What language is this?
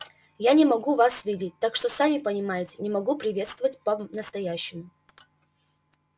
Russian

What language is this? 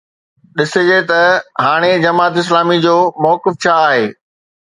Sindhi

